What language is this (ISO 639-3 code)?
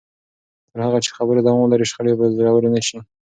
pus